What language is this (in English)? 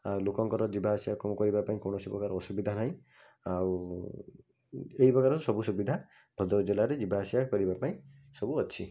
Odia